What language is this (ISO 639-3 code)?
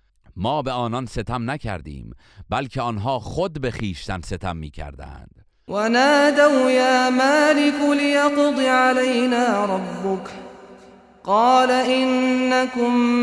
fas